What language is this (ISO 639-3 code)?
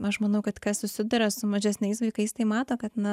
lit